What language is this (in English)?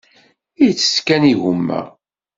Kabyle